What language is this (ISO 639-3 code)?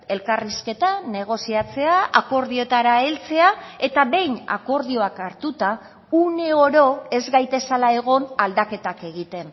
eus